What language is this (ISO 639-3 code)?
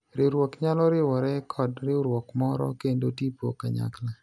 luo